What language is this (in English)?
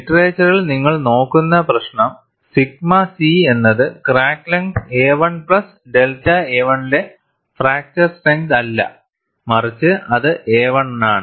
Malayalam